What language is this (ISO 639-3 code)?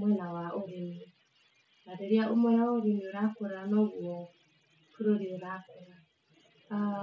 kik